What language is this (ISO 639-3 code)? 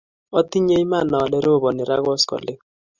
kln